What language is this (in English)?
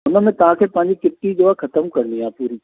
Sindhi